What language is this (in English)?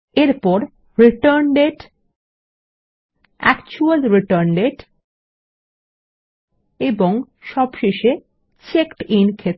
Bangla